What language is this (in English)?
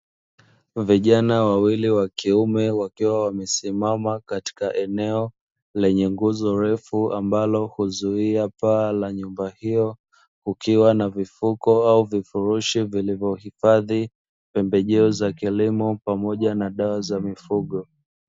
Swahili